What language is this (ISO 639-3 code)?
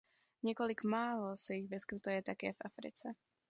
ces